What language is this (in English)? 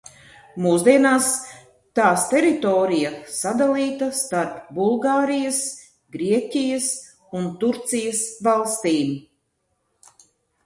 Latvian